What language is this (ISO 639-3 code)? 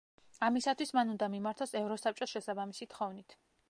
kat